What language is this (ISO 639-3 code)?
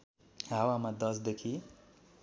nep